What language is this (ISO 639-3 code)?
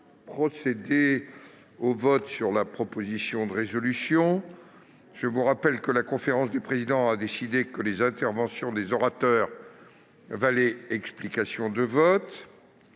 fra